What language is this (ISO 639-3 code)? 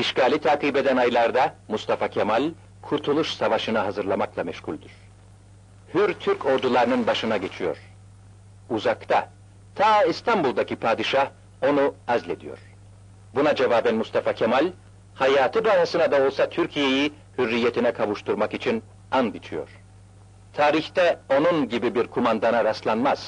tur